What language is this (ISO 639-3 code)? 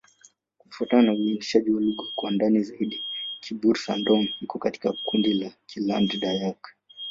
swa